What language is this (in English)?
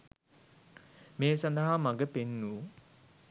Sinhala